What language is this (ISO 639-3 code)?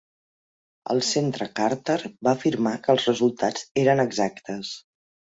cat